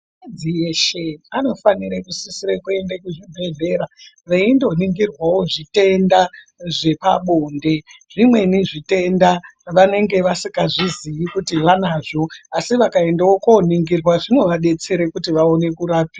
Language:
Ndau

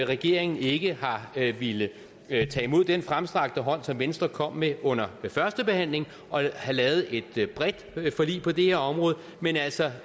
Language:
Danish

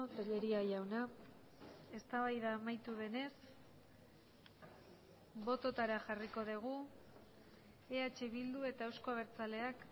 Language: Basque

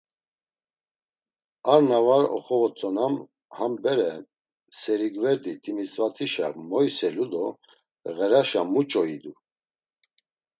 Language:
Laz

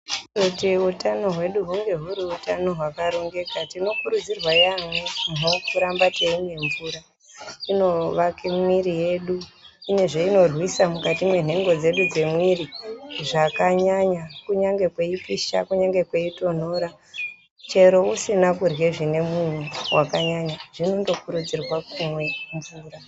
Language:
Ndau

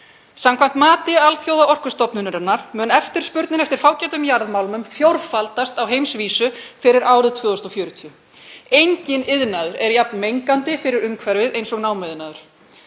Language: Icelandic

